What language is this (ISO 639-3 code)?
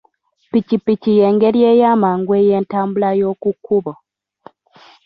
lug